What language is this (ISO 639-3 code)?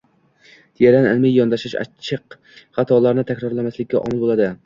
uzb